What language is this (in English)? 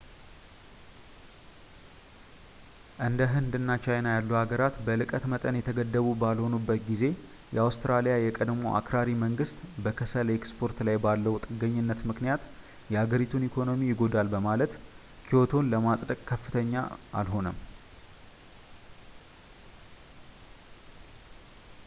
Amharic